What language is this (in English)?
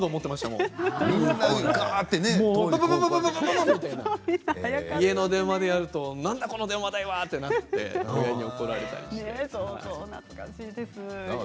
Japanese